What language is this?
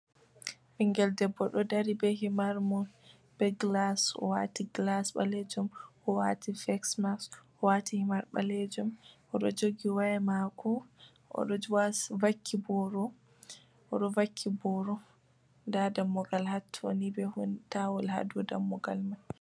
Fula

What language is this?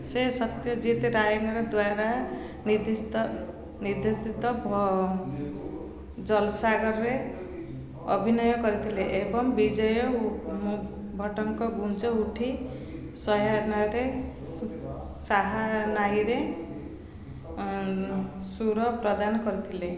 Odia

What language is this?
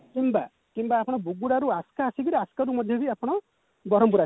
Odia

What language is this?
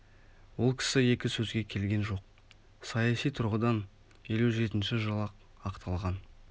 Kazakh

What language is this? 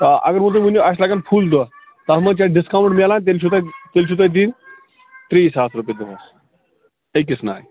Kashmiri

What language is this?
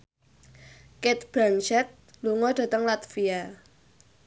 Javanese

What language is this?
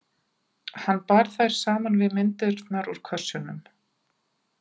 Icelandic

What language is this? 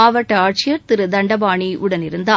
Tamil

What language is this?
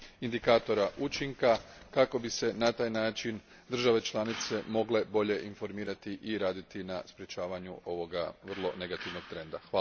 Croatian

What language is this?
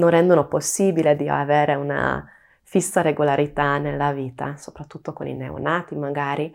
Italian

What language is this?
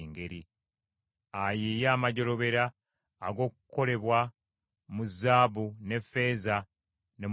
Ganda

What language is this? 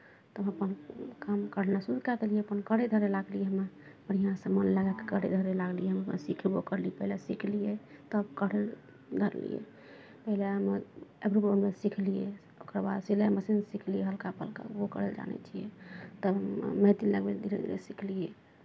Maithili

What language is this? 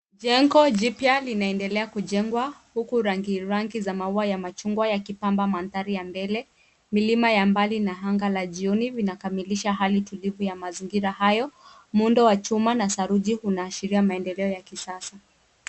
Swahili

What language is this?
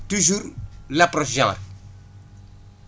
Wolof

